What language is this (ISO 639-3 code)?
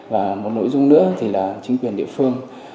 vie